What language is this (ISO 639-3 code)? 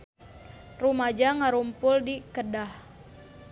sun